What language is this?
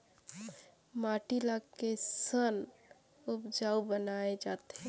Chhattisgarhi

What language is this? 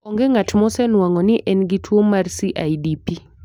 Luo (Kenya and Tanzania)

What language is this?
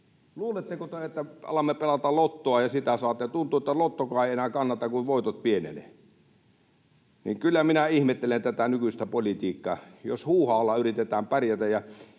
Finnish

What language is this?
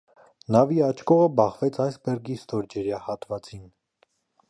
Armenian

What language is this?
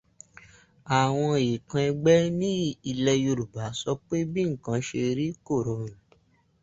Yoruba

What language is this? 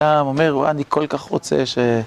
Hebrew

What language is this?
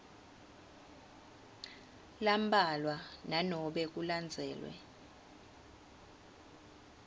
Swati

